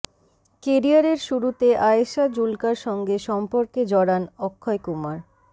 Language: Bangla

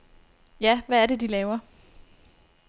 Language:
Danish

